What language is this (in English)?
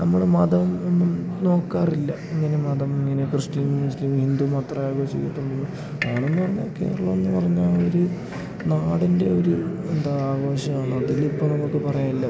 Malayalam